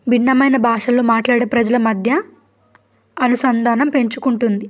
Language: Telugu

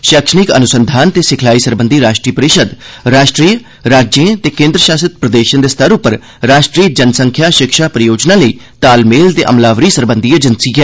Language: Dogri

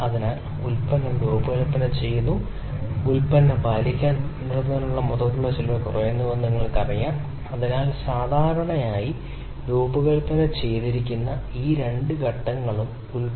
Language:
Malayalam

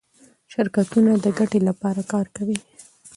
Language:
Pashto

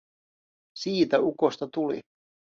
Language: Finnish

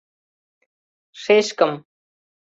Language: Mari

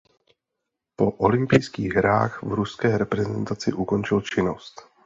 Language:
Czech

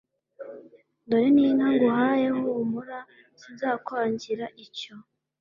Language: Kinyarwanda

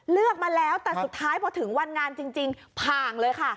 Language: Thai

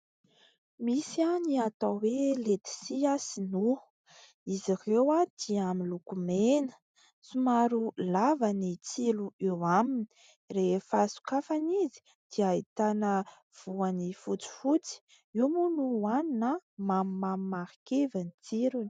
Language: Malagasy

